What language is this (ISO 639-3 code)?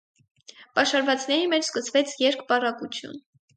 hye